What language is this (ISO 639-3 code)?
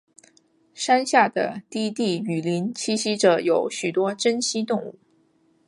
zho